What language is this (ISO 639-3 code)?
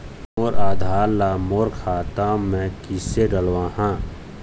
hne